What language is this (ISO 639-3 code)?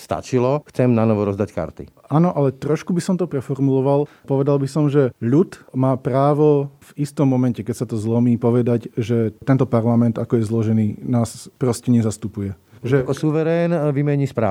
slk